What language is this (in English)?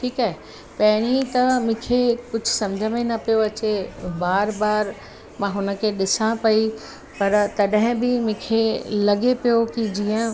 Sindhi